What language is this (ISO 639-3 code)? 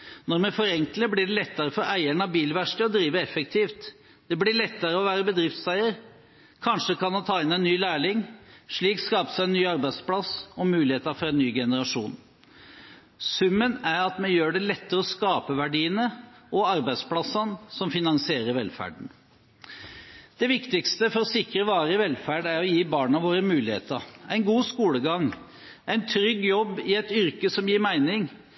nob